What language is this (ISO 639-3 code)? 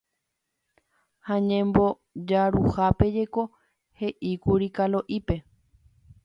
grn